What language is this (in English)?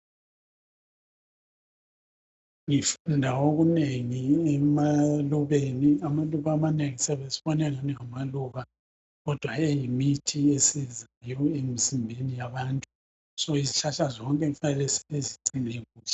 North Ndebele